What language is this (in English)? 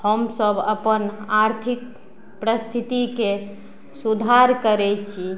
Maithili